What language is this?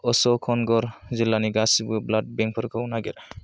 Bodo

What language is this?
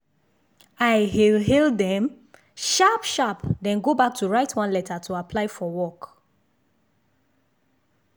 Nigerian Pidgin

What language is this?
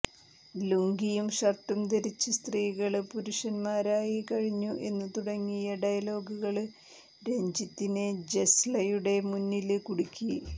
Malayalam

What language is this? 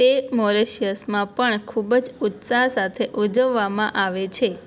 Gujarati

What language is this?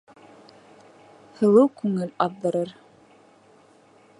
Bashkir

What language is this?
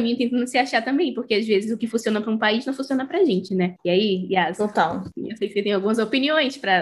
Portuguese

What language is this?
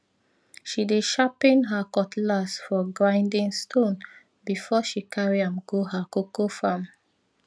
Nigerian Pidgin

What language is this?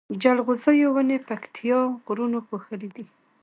Pashto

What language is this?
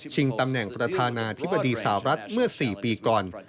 Thai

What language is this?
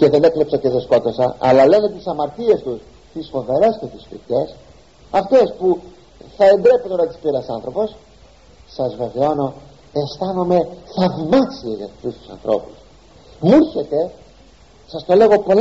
Greek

